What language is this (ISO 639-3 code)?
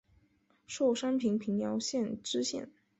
zho